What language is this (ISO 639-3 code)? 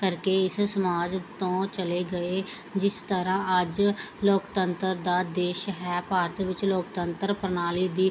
pan